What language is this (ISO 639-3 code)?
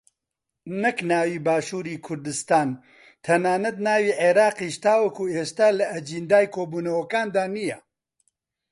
ckb